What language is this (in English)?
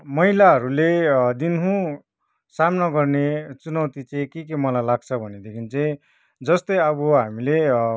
Nepali